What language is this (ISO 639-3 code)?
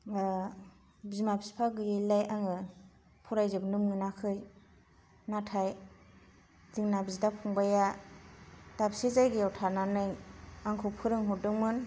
brx